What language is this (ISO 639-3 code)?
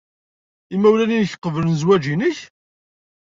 kab